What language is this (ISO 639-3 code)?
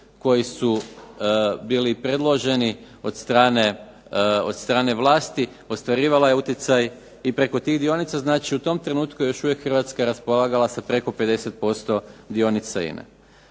hrv